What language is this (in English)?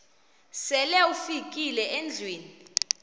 Xhosa